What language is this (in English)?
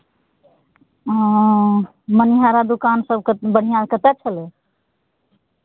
Maithili